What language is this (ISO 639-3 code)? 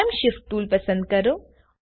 guj